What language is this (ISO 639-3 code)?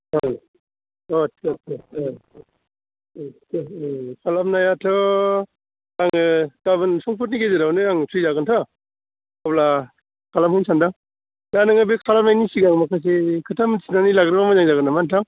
brx